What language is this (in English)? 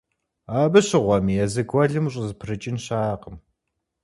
Kabardian